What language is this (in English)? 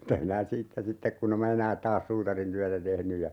Finnish